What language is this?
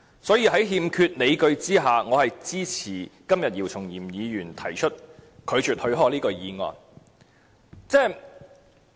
Cantonese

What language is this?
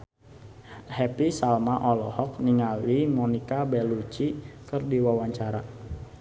Sundanese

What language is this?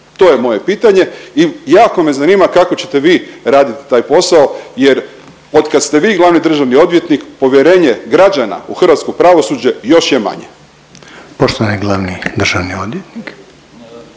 Croatian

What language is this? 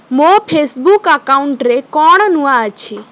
Odia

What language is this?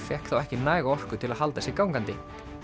Icelandic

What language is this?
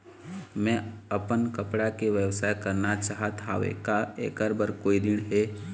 Chhattisgarhi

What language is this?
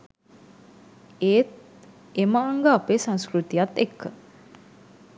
Sinhala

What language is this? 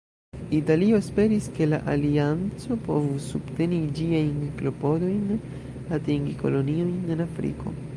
Esperanto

